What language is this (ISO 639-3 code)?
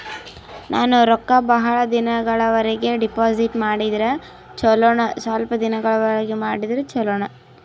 kan